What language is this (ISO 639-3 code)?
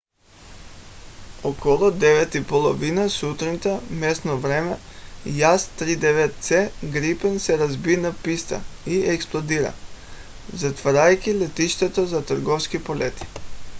bul